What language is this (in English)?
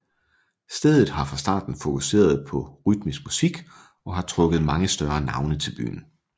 Danish